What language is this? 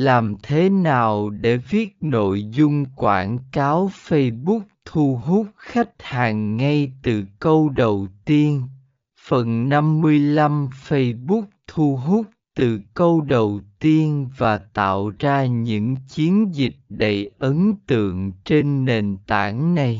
Vietnamese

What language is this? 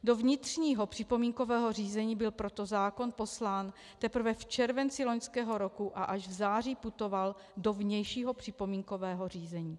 Czech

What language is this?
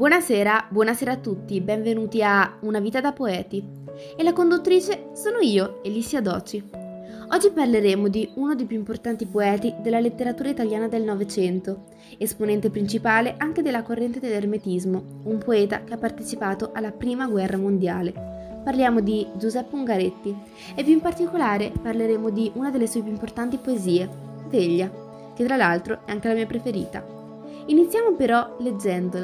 Italian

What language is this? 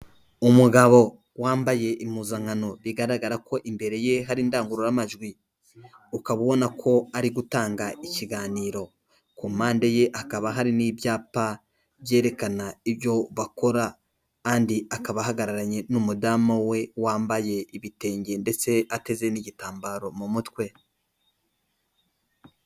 Kinyarwanda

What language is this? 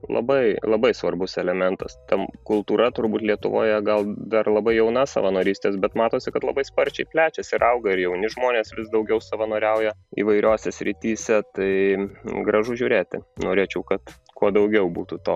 Lithuanian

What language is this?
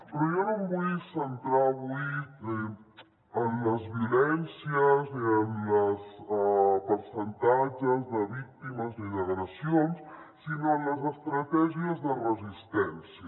Catalan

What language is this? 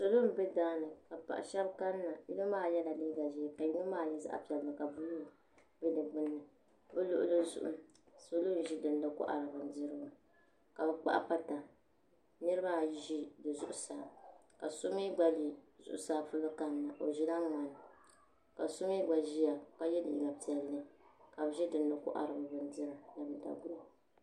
Dagbani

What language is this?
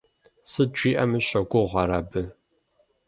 Kabardian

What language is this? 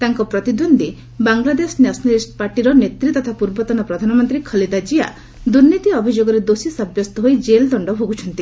Odia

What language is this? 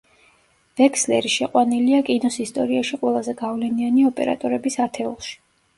Georgian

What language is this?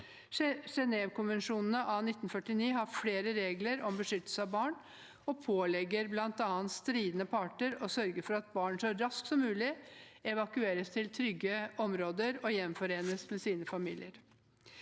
Norwegian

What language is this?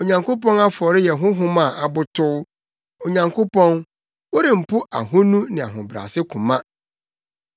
Akan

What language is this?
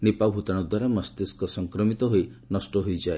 Odia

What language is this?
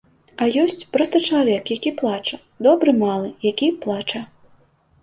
Belarusian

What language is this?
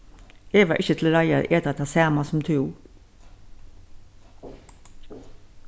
Faroese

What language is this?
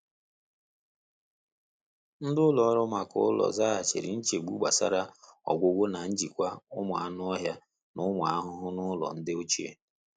Igbo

